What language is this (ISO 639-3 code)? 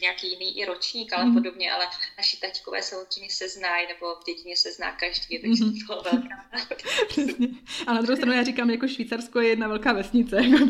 ces